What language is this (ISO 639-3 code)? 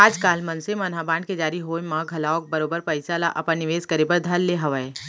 hne